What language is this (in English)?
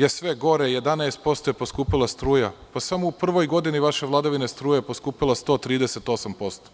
Serbian